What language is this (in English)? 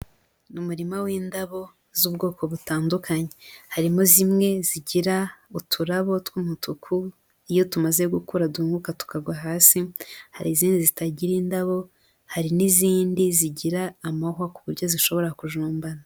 Kinyarwanda